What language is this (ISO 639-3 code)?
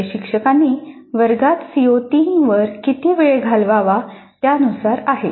mar